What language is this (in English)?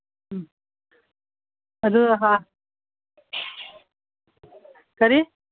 Manipuri